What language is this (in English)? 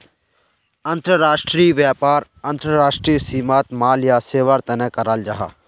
Magahi